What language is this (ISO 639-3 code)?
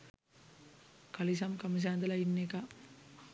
sin